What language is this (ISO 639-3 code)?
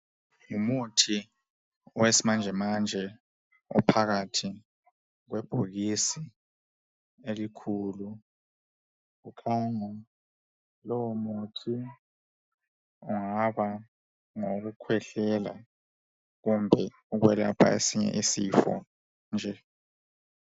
nde